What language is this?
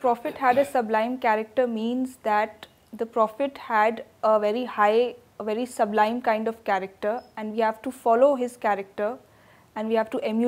Urdu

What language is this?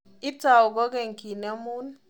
Kalenjin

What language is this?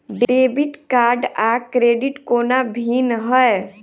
Maithili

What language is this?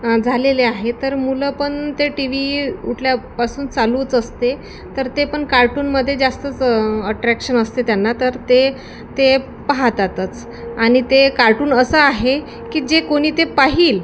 Marathi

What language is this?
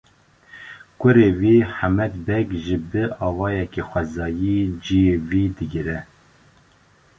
Kurdish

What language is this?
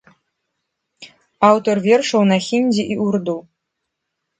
Belarusian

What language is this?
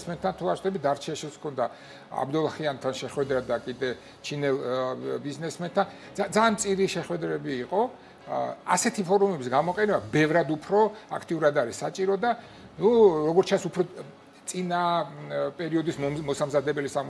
Romanian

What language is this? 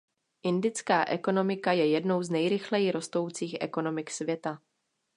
Czech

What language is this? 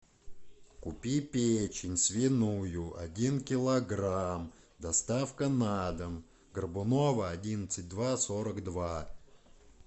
Russian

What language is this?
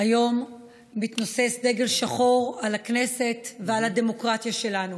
Hebrew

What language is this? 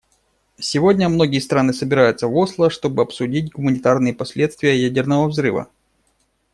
Russian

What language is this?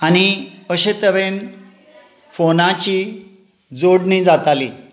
Konkani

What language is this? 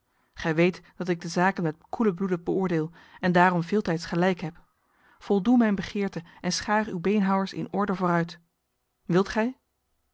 Dutch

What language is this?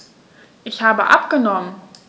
German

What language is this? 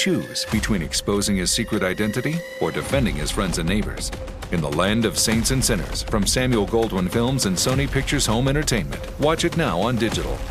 English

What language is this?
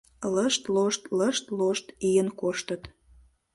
Mari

